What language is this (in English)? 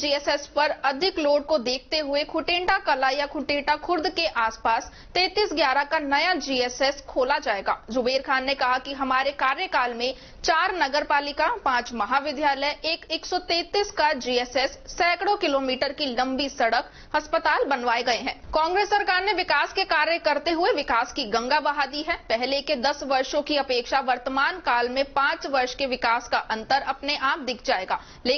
Hindi